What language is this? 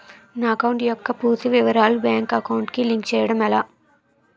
Telugu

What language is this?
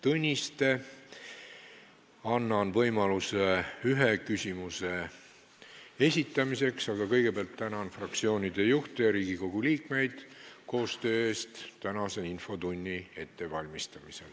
Estonian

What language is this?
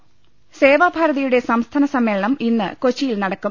Malayalam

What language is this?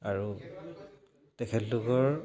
Assamese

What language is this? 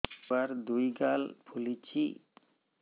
Odia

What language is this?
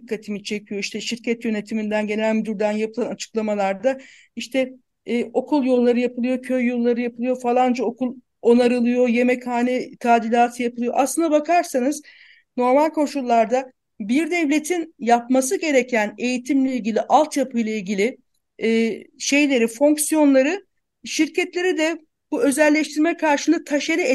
Turkish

